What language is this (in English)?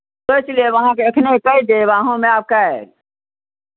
Maithili